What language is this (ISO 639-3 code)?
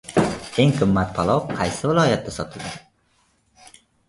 uzb